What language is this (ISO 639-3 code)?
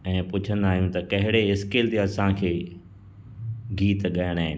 snd